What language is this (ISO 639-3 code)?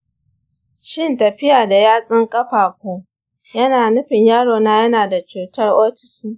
hau